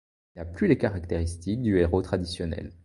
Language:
French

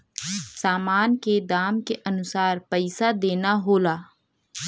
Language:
Bhojpuri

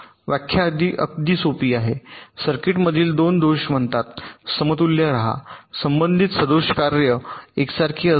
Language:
Marathi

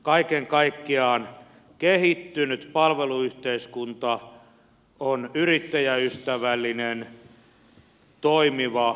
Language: Finnish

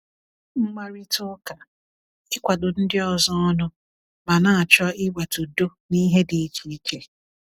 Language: Igbo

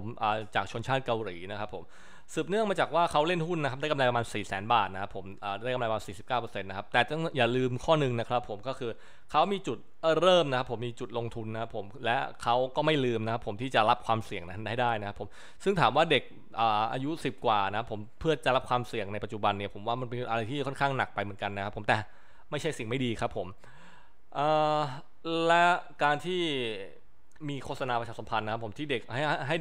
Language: Thai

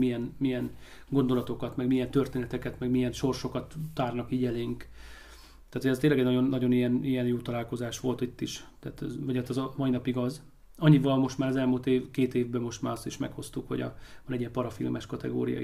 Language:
Hungarian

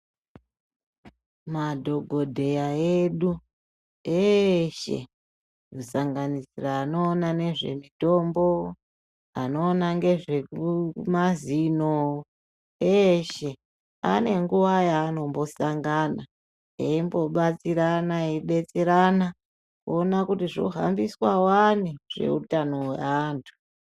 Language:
Ndau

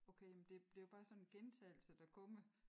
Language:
Danish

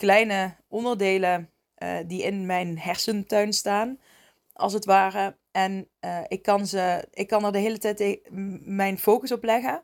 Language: Dutch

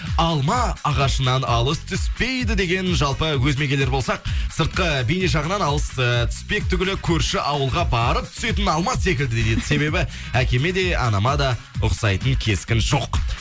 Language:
Kazakh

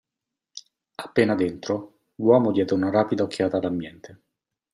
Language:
Italian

